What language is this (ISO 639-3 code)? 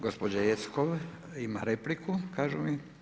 hrv